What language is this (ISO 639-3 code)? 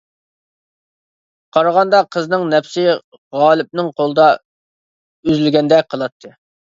uig